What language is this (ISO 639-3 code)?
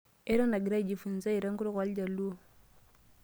mas